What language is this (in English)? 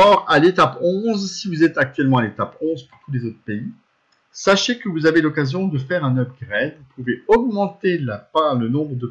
French